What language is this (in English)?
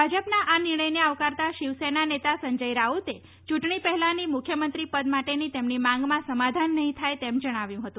Gujarati